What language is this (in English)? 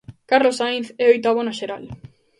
Galician